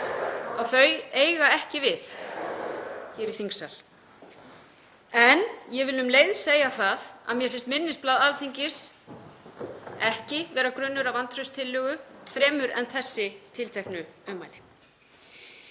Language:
Icelandic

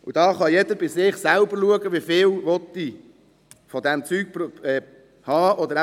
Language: Swiss German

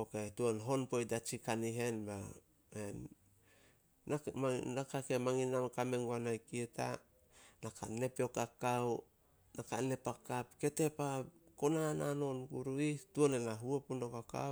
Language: Solos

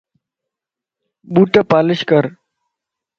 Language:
Lasi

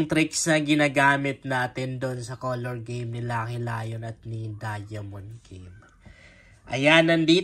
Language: Filipino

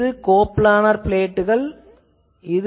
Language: Tamil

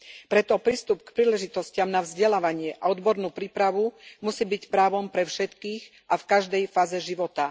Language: Slovak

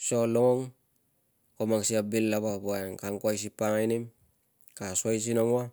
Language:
Tungag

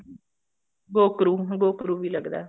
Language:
Punjabi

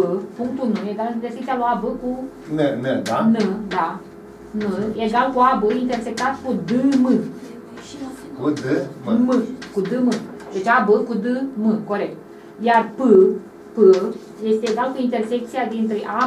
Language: Romanian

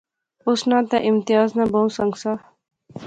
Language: Pahari-Potwari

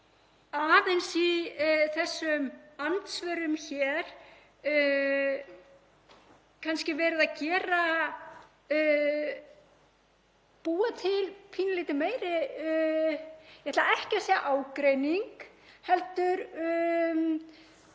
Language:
Icelandic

